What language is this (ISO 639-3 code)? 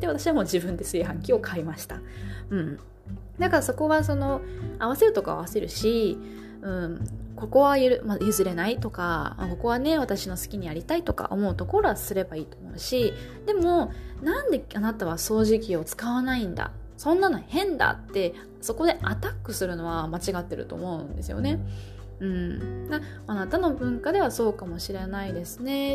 jpn